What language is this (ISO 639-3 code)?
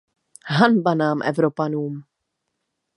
ces